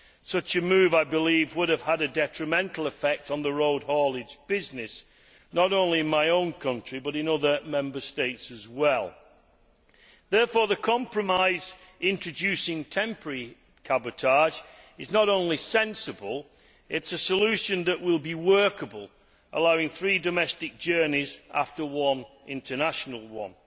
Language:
English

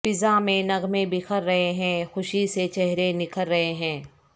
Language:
Urdu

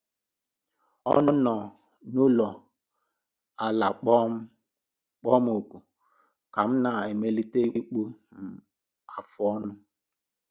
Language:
Igbo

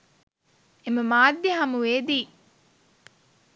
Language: Sinhala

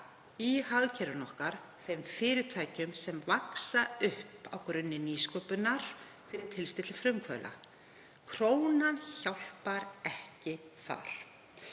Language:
Icelandic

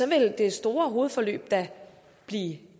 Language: Danish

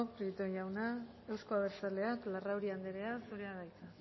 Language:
Basque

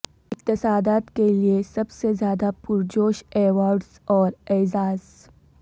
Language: Urdu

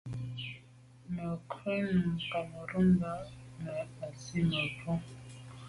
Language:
Medumba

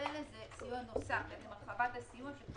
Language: Hebrew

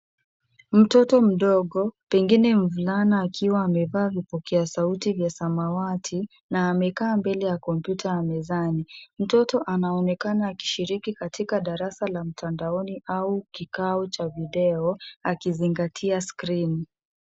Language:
Swahili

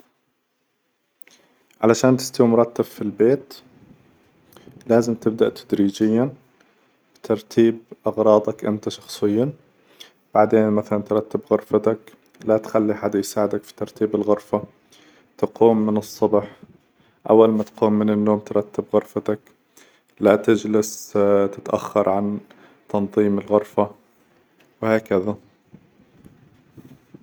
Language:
Hijazi Arabic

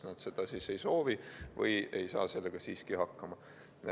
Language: Estonian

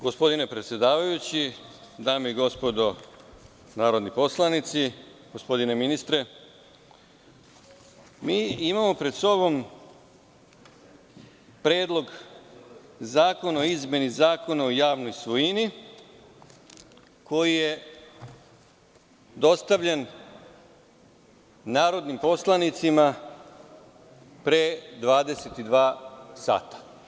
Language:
Serbian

